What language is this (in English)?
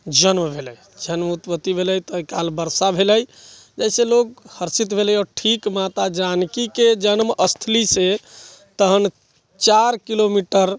Maithili